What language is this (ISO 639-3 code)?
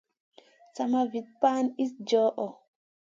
mcn